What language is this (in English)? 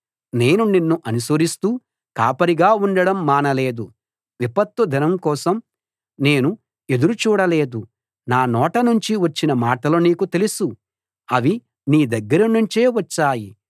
Telugu